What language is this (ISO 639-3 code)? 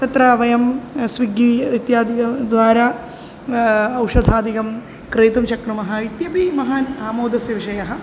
san